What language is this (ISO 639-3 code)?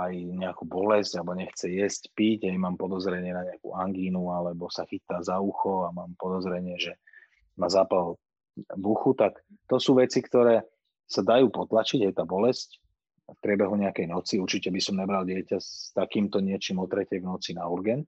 slk